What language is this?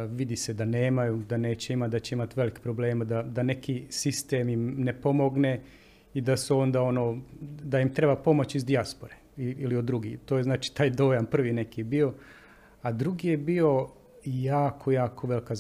Croatian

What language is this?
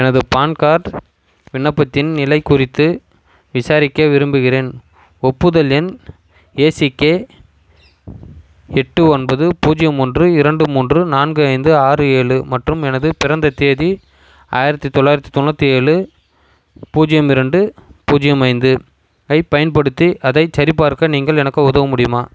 Tamil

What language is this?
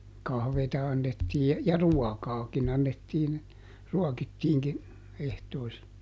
Finnish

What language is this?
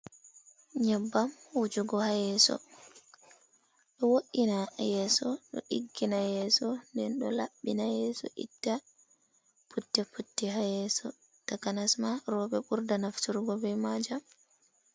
Fula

